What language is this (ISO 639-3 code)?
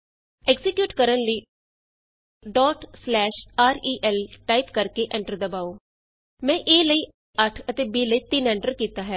pan